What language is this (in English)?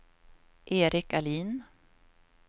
Swedish